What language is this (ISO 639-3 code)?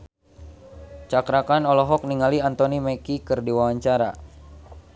sun